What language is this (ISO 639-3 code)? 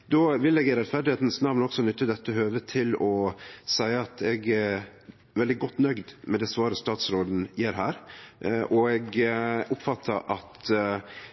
nno